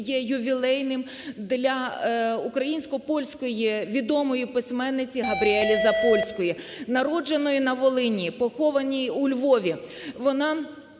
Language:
Ukrainian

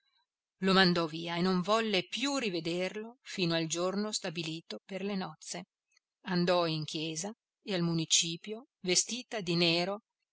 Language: Italian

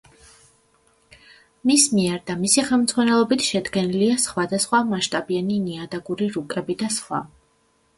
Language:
Georgian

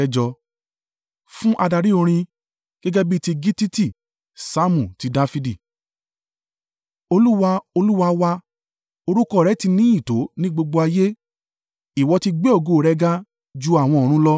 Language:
Yoruba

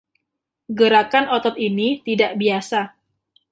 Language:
Indonesian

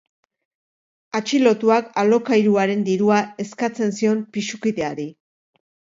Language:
Basque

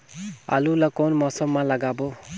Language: Chhattisgarhi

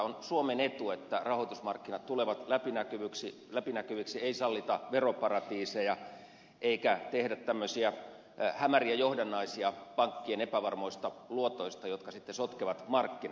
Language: Finnish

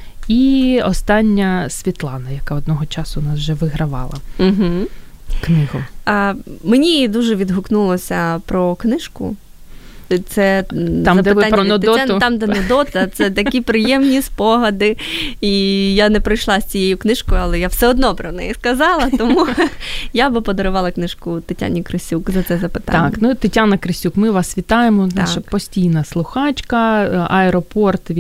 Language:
Ukrainian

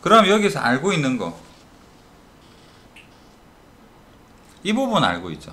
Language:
Korean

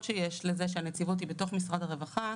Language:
Hebrew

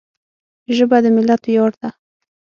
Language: Pashto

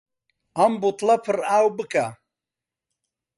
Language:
Central Kurdish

